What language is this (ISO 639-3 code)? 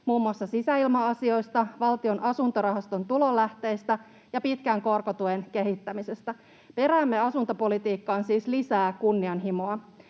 fin